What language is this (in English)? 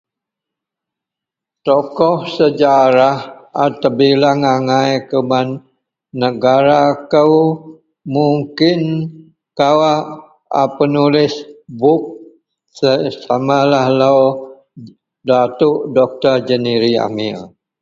Central Melanau